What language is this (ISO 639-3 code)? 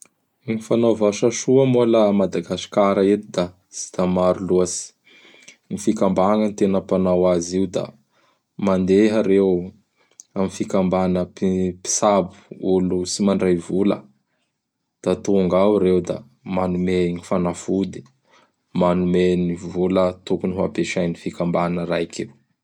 bhr